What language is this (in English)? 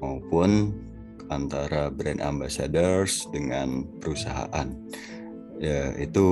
Indonesian